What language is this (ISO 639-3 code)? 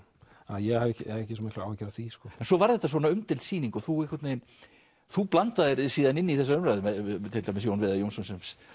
isl